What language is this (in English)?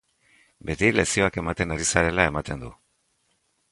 Basque